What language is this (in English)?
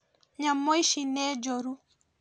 Kikuyu